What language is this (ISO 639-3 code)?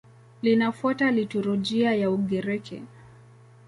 swa